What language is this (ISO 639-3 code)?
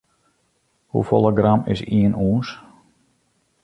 fry